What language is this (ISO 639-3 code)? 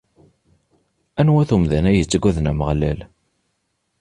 kab